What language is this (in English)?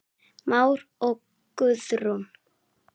Icelandic